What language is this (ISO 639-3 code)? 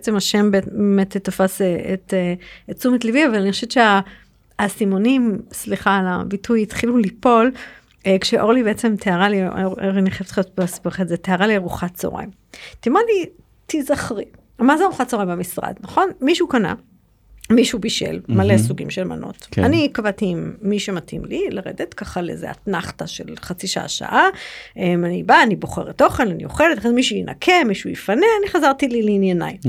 heb